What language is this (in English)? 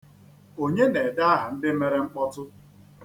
Igbo